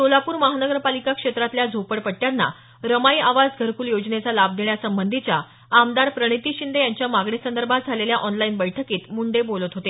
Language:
Marathi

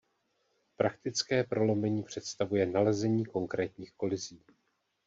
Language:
Czech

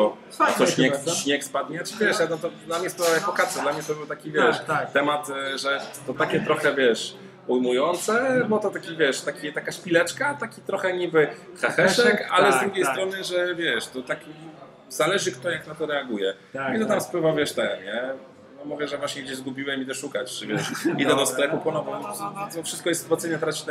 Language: Polish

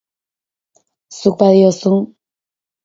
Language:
Basque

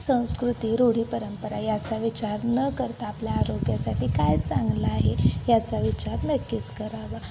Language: Marathi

